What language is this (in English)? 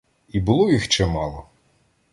Ukrainian